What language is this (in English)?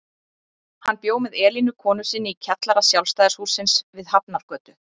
Icelandic